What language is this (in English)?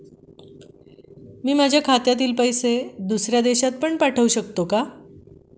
Marathi